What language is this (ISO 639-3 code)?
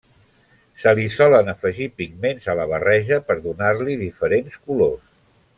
cat